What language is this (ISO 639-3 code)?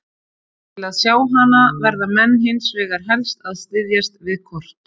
isl